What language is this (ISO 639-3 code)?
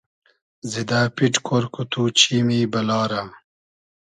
haz